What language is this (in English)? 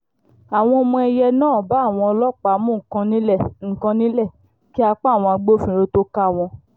Yoruba